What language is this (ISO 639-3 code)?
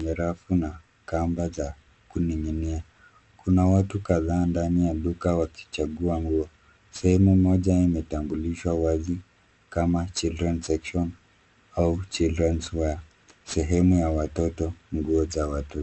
swa